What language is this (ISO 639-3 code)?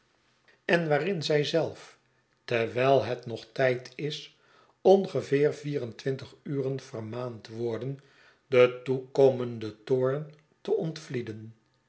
nld